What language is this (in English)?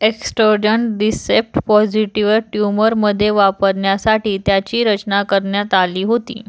Marathi